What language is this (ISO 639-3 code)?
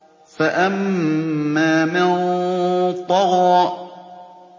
ara